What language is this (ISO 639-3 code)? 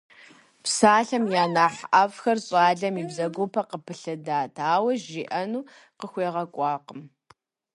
kbd